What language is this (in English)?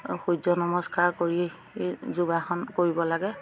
Assamese